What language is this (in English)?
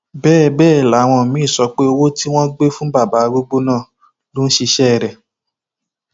Yoruba